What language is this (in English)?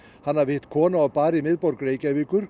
Icelandic